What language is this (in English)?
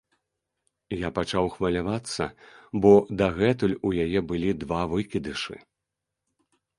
Belarusian